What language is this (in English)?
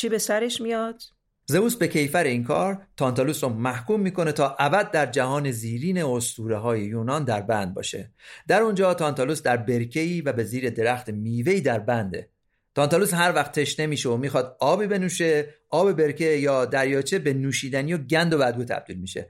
Persian